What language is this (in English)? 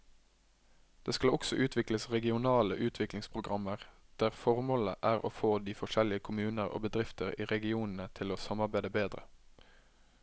Norwegian